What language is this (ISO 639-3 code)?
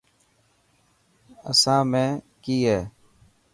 mki